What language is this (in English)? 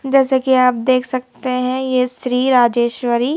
Hindi